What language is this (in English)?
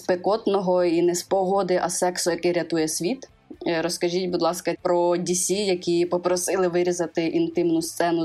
Ukrainian